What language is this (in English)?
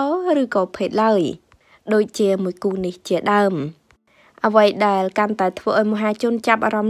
Vietnamese